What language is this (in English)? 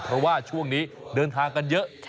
Thai